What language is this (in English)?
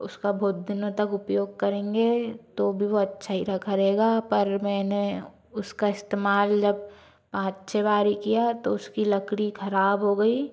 Hindi